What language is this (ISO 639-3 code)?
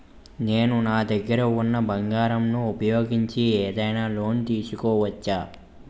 tel